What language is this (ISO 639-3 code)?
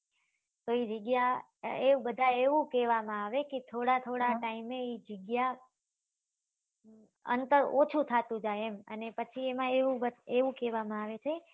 guj